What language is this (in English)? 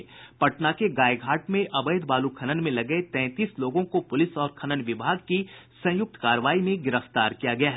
Hindi